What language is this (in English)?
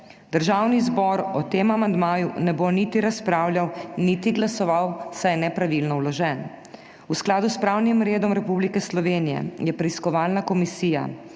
Slovenian